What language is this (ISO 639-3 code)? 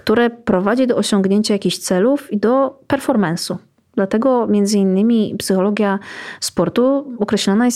pol